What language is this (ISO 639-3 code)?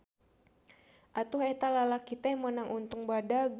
sun